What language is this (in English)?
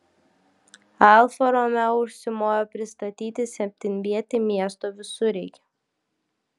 Lithuanian